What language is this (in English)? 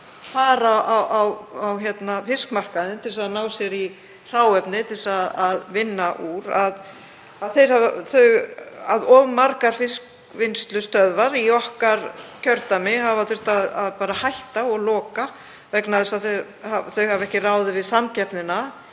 Icelandic